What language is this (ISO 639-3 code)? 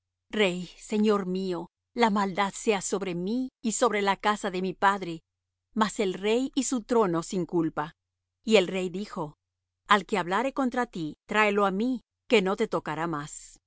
spa